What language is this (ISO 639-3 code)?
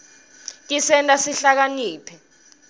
ssw